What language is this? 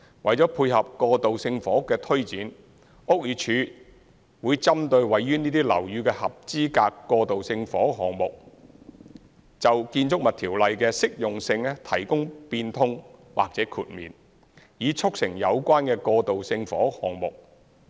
Cantonese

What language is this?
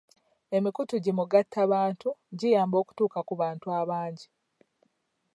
Ganda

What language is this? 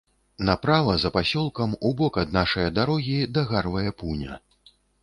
Belarusian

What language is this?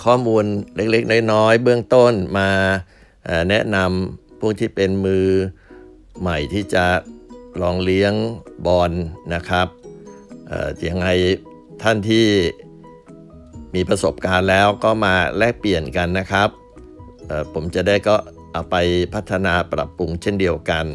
Thai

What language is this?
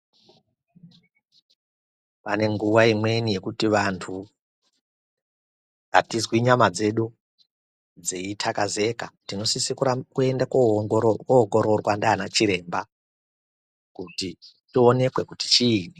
Ndau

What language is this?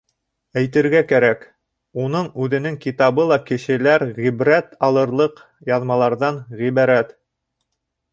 Bashkir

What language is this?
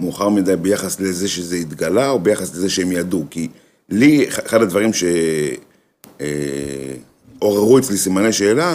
Hebrew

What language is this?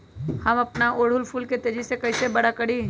Magahi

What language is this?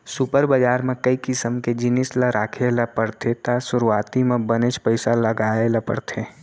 Chhattisgarhi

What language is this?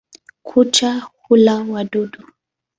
Swahili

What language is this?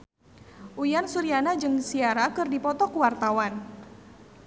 Sundanese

